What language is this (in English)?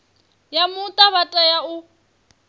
Venda